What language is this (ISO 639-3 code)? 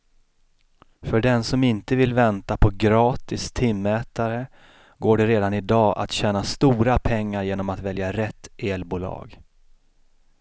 swe